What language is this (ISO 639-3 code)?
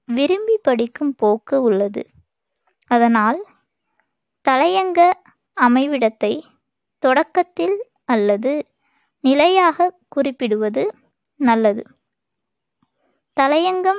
tam